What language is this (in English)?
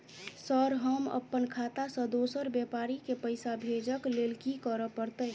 Maithili